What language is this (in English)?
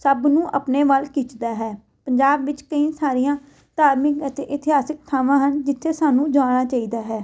Punjabi